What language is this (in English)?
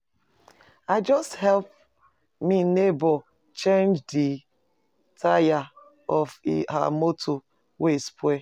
Nigerian Pidgin